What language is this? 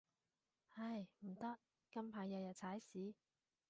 Cantonese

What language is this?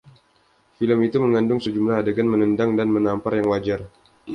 Indonesian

